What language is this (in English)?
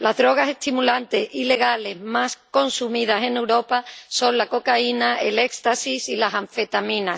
Spanish